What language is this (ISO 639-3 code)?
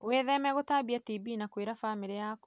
kik